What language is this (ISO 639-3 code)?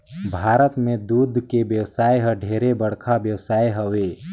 hne